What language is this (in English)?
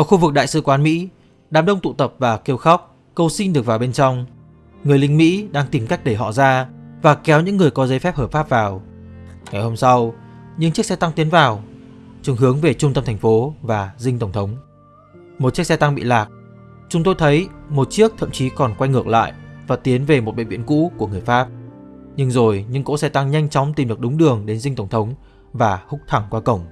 Vietnamese